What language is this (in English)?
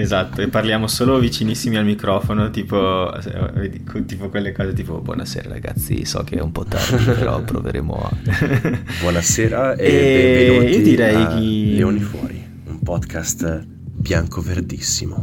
Italian